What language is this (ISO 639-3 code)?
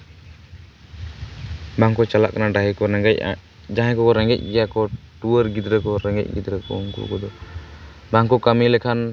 sat